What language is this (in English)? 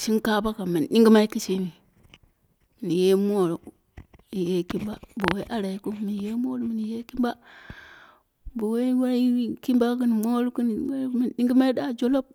Dera (Nigeria)